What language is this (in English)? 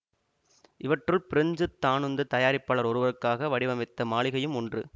Tamil